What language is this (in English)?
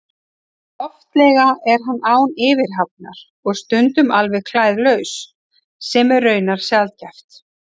Icelandic